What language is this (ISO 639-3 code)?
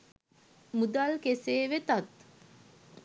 sin